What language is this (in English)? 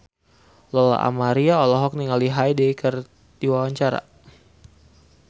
Sundanese